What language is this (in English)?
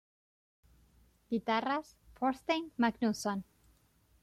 Spanish